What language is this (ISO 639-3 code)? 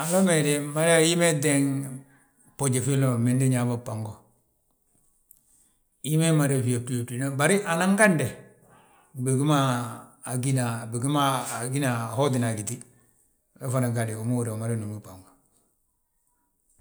bjt